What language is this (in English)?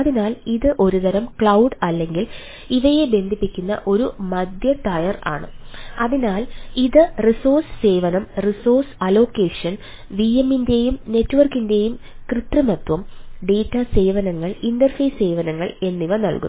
Malayalam